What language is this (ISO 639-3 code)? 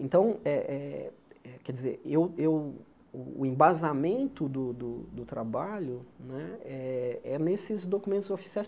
por